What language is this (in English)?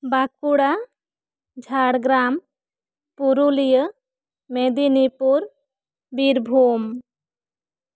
Santali